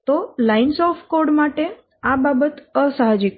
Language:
Gujarati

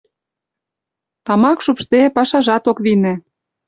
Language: Mari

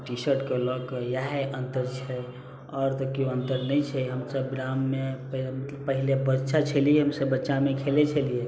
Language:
Maithili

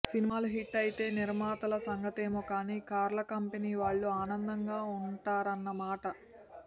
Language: Telugu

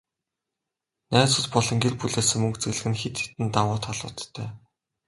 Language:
Mongolian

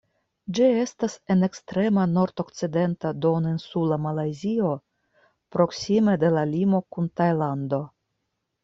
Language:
Esperanto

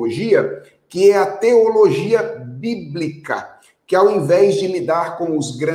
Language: Portuguese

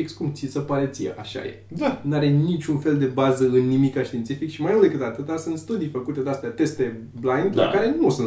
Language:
Romanian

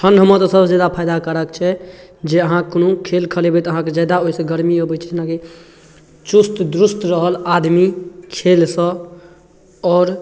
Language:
Maithili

